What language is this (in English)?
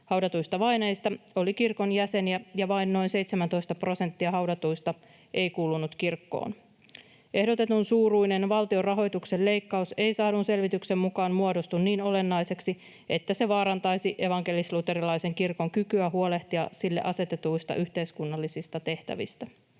Finnish